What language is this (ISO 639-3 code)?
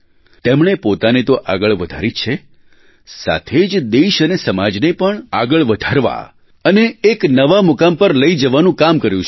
guj